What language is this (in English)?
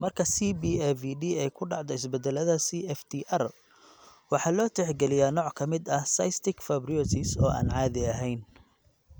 Somali